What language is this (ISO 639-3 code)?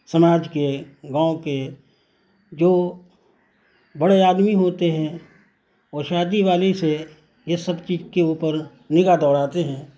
urd